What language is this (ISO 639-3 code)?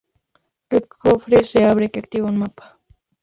spa